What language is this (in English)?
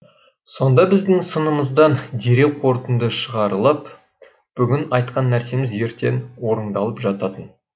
Kazakh